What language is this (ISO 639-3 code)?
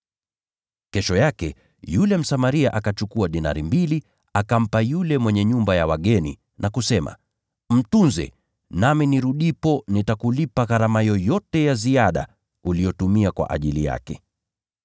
swa